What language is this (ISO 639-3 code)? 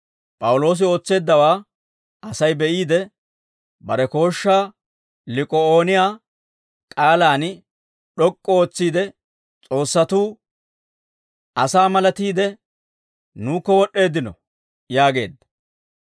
dwr